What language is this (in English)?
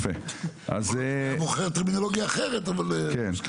Hebrew